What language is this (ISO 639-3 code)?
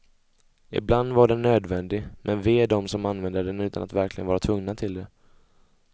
swe